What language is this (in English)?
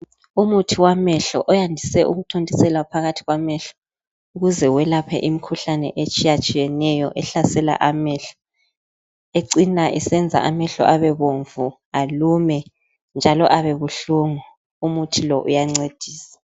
North Ndebele